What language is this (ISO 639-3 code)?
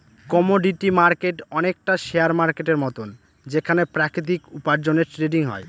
ben